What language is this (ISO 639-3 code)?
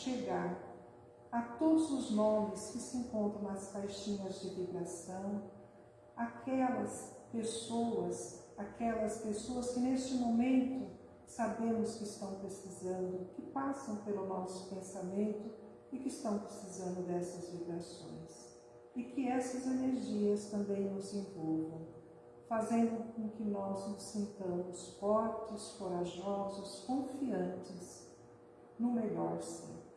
por